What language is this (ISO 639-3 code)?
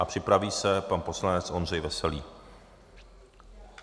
ces